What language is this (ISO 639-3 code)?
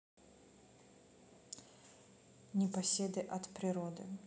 rus